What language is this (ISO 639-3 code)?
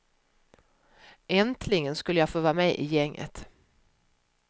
swe